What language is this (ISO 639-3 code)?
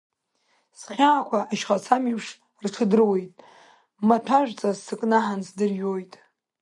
abk